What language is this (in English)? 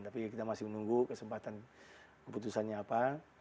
Indonesian